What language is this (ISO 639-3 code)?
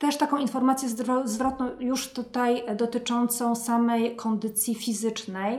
pol